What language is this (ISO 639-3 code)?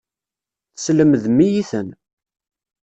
kab